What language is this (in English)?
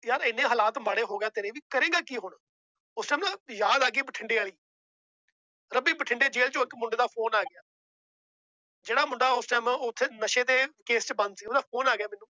Punjabi